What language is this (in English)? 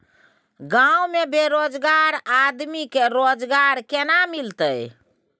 Maithili